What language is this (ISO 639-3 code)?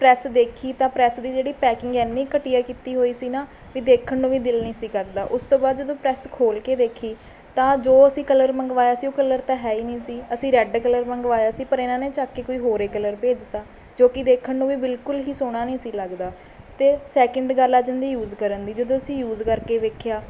pan